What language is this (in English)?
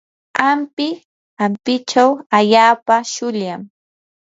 Yanahuanca Pasco Quechua